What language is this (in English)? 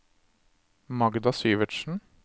Norwegian